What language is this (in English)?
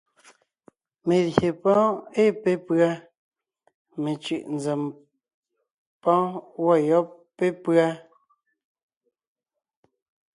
Ngiemboon